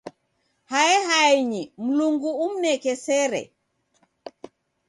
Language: Taita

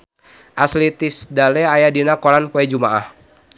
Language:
Sundanese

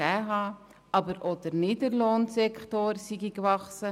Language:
Swiss German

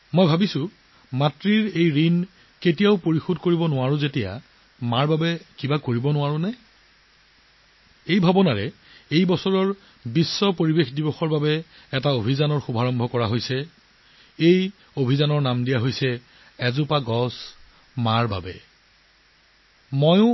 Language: Assamese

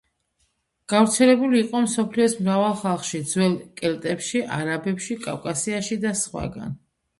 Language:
Georgian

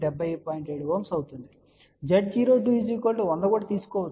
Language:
Telugu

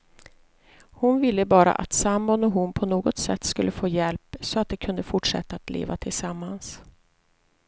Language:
Swedish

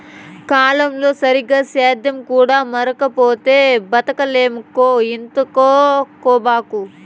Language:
Telugu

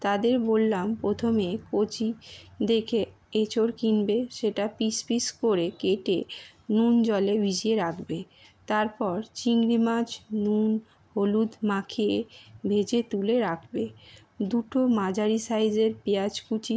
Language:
Bangla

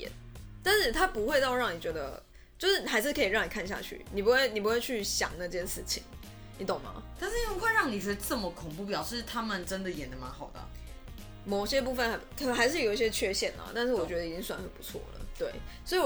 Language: Chinese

